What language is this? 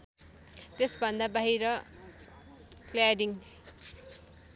Nepali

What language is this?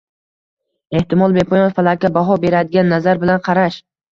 Uzbek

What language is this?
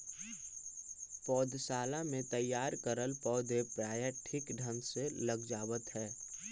Magahi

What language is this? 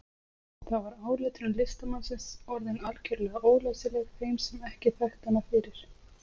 Icelandic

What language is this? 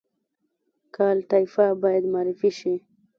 Pashto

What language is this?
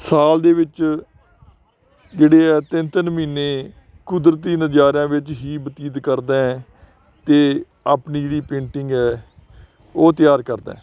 Punjabi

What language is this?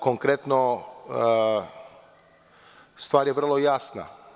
Serbian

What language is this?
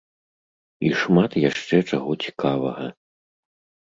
Belarusian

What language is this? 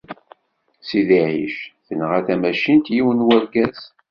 Kabyle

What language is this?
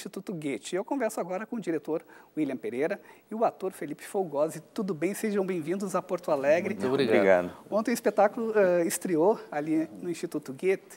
Portuguese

